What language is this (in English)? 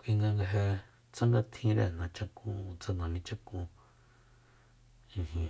Soyaltepec Mazatec